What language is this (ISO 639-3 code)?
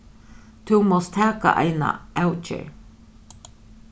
fao